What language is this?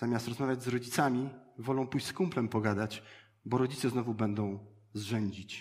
Polish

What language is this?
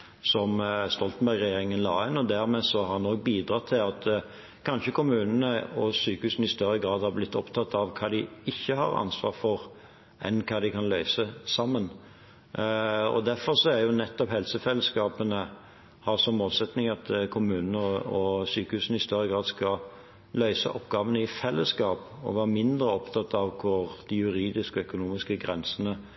Norwegian Bokmål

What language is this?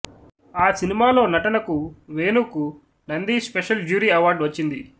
Telugu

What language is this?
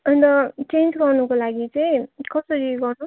Nepali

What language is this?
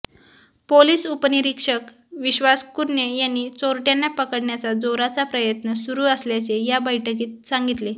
Marathi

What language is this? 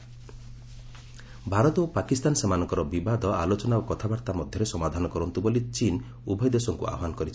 Odia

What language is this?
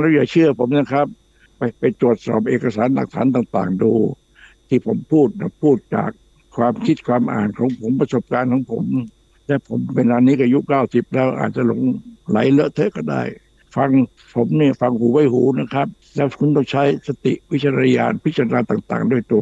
Thai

